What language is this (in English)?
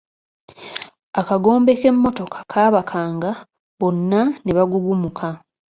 Ganda